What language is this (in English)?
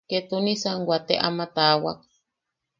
Yaqui